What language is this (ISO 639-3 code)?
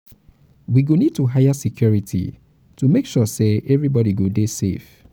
pcm